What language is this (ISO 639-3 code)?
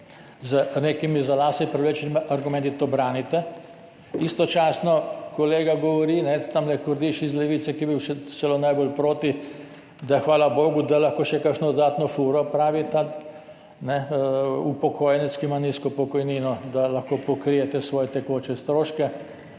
slv